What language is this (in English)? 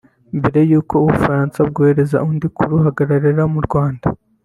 Kinyarwanda